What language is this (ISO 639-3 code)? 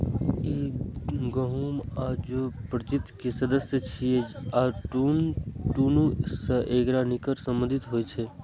mai